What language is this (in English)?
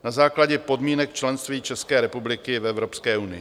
Czech